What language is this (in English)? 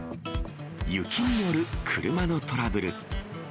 Japanese